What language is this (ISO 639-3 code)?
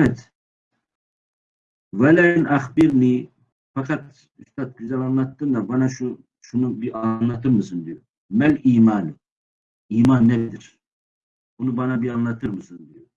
tur